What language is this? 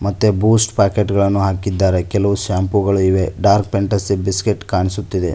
Kannada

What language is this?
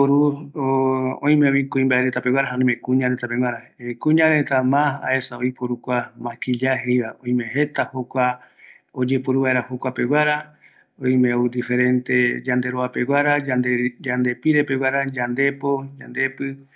Eastern Bolivian Guaraní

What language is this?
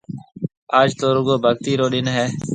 Marwari (Pakistan)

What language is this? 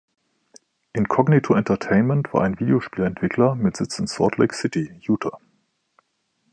German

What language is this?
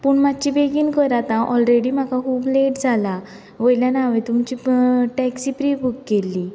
Konkani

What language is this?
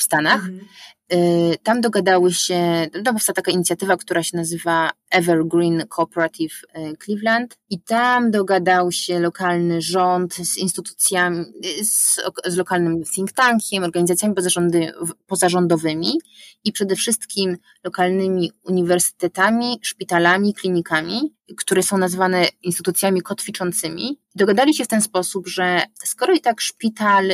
Polish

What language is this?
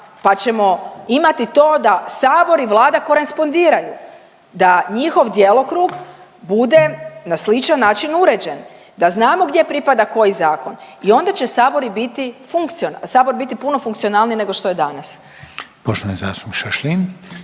Croatian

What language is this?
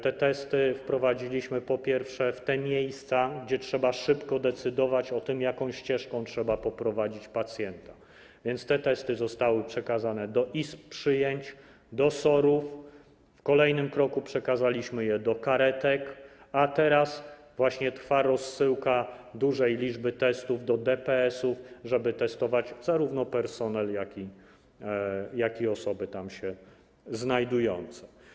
Polish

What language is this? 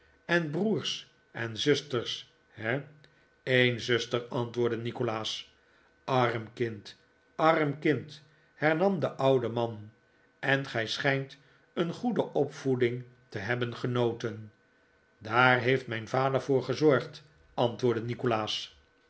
Dutch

